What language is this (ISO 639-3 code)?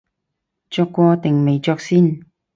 yue